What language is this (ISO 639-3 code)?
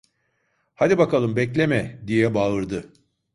tur